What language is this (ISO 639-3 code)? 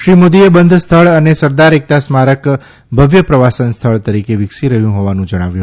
guj